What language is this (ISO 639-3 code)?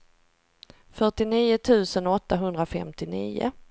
swe